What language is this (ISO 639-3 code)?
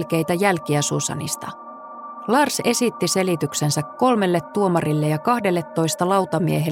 fin